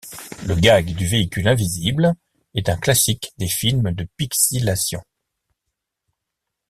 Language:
French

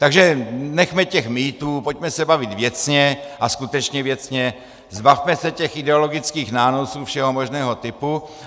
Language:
Czech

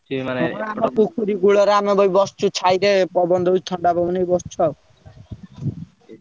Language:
Odia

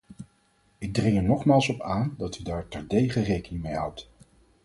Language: Dutch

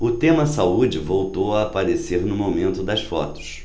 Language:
Portuguese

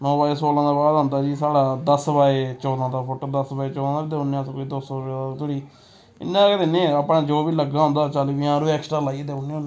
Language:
Dogri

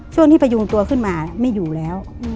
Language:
Thai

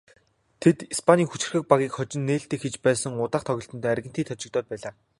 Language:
Mongolian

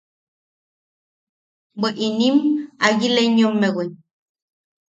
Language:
Yaqui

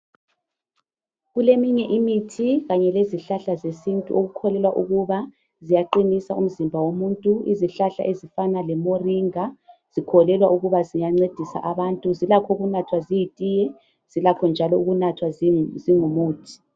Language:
North Ndebele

